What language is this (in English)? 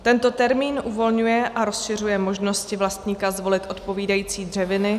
Czech